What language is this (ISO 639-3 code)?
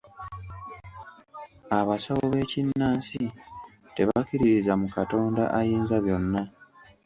lug